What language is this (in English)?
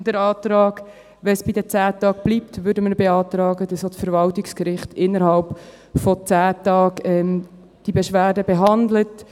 Swiss German